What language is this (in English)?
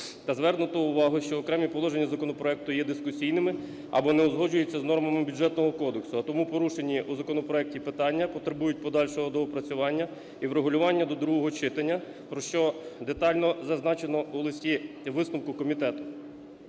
Ukrainian